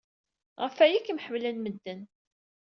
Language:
Kabyle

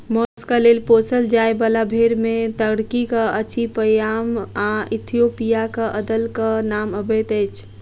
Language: Maithili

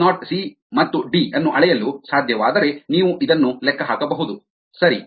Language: Kannada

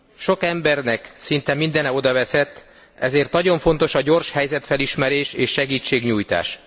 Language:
Hungarian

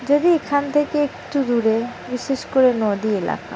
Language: Bangla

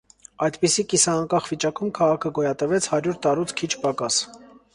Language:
Armenian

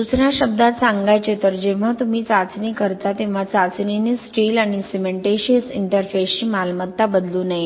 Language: Marathi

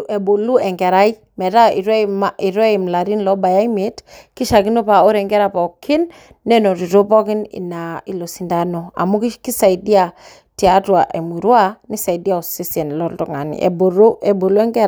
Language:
Masai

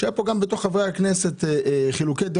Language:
Hebrew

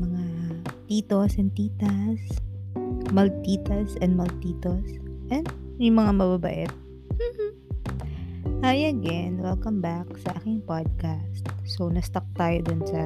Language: Filipino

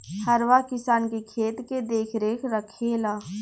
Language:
Bhojpuri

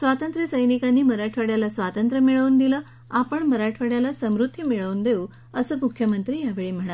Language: Marathi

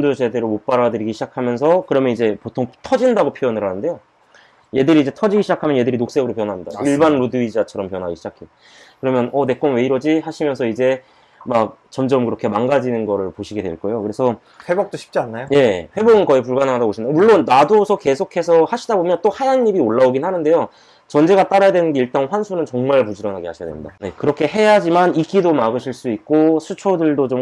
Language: Korean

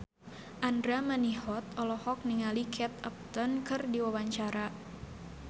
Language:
Sundanese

